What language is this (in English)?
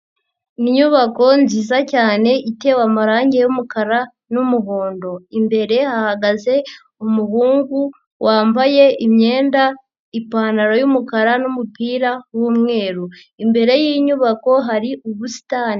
Kinyarwanda